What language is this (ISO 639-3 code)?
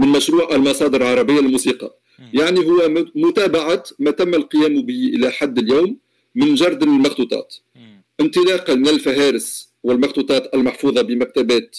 ara